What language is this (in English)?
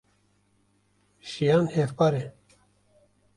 Kurdish